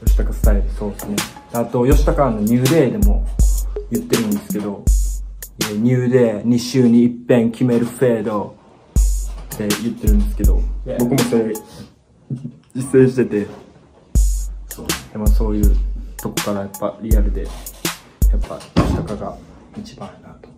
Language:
Japanese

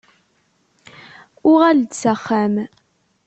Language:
Kabyle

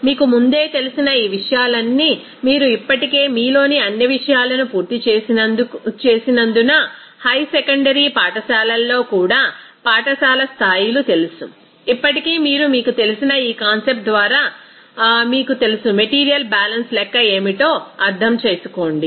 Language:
Telugu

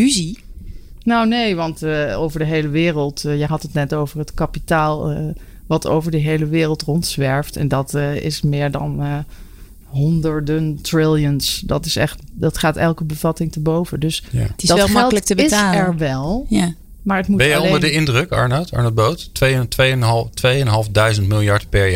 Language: Dutch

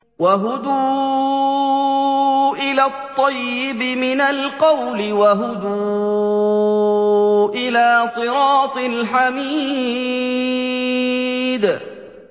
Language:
Arabic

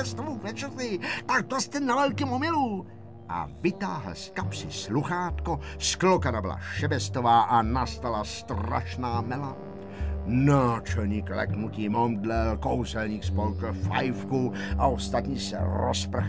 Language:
Czech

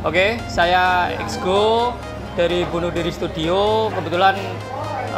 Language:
Indonesian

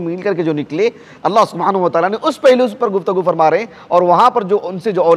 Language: Arabic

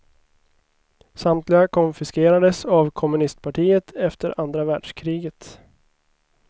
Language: Swedish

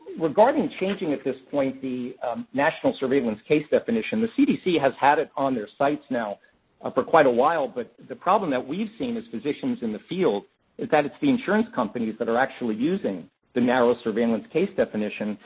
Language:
English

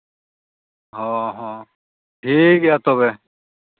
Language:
Santali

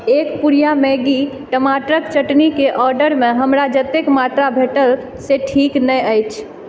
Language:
Maithili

